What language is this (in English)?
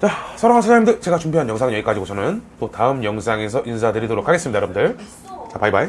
Korean